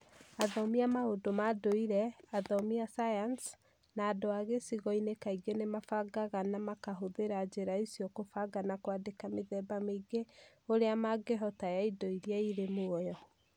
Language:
Kikuyu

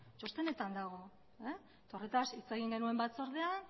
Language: Basque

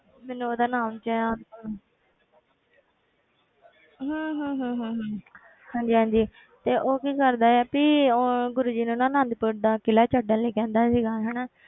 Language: Punjabi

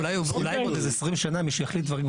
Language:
Hebrew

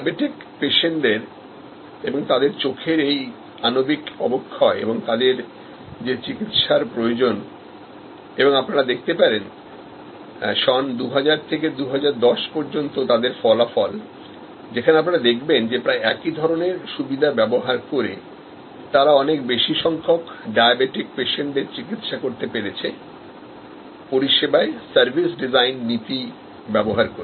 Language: Bangla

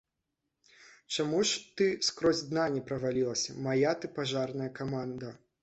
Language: Belarusian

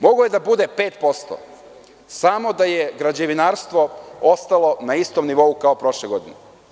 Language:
Serbian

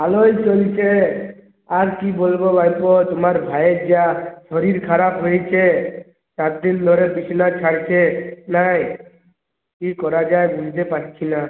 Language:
Bangla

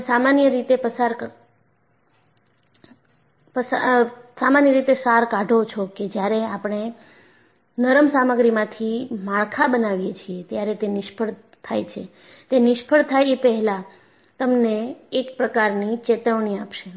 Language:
Gujarati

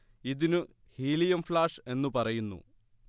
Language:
Malayalam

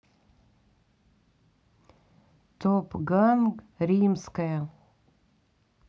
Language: Russian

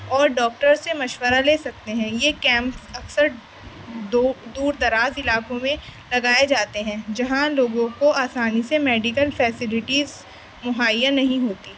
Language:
Urdu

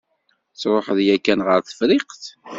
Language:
Kabyle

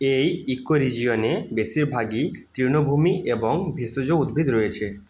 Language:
Bangla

